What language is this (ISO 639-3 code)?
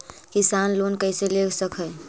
mag